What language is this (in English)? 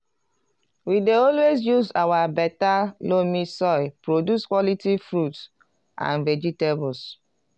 Nigerian Pidgin